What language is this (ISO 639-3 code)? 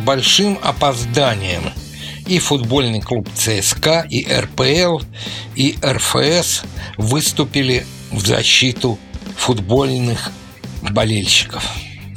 rus